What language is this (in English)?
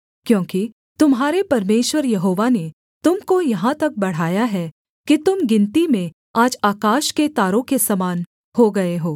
Hindi